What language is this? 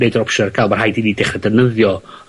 Welsh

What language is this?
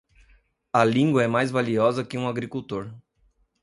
Portuguese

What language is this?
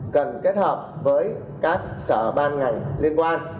Vietnamese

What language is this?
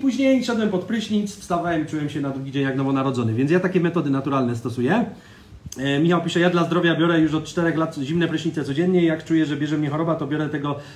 Polish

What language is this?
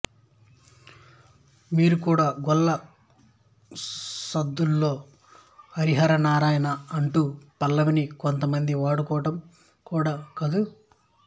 Telugu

